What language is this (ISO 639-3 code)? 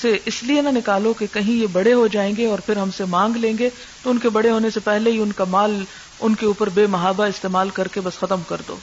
urd